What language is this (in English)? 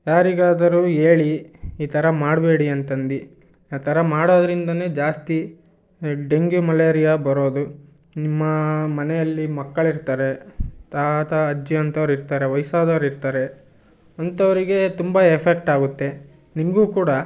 Kannada